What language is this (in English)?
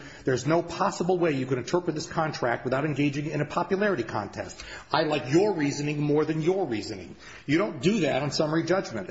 English